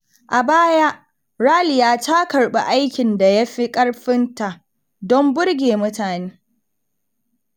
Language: Hausa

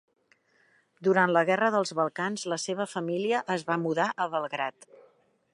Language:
Catalan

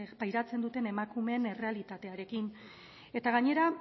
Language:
Basque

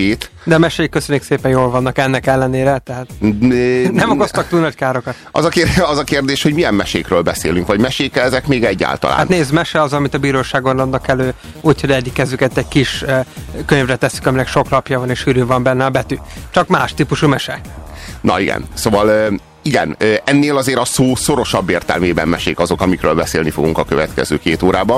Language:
Hungarian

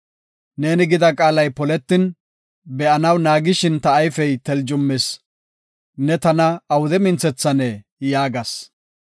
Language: Gofa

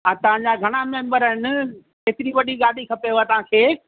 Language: Sindhi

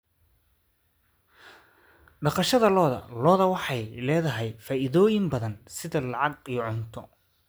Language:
Somali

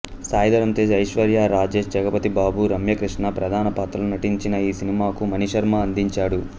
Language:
Telugu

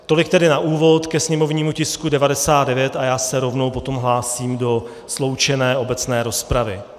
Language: Czech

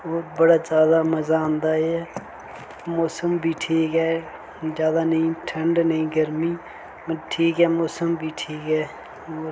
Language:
Dogri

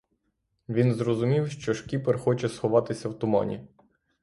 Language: Ukrainian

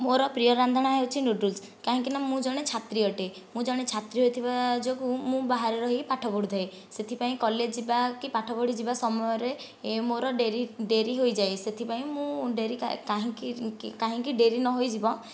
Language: Odia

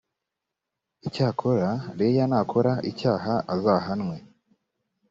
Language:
Kinyarwanda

